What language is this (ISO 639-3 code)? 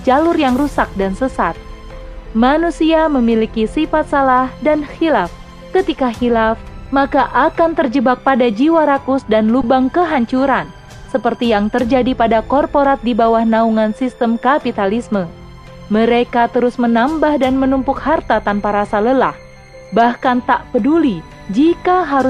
ind